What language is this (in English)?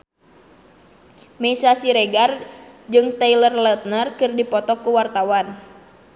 Sundanese